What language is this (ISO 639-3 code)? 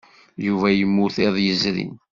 kab